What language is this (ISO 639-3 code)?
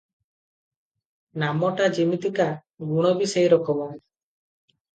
ori